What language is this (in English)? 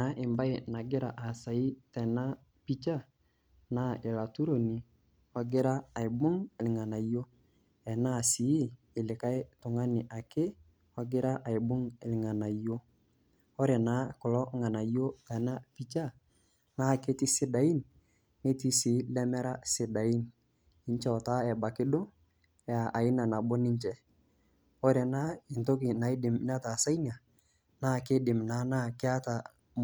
Masai